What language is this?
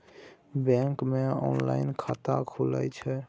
Maithili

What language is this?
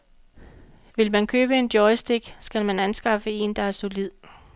Danish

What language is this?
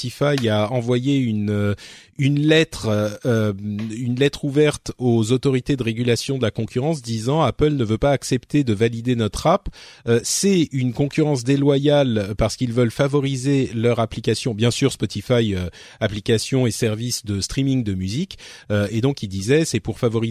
French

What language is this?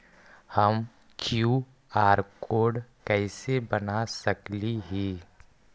Magahi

